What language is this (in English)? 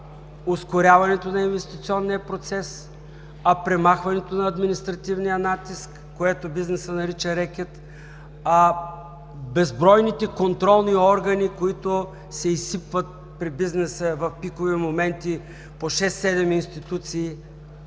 Bulgarian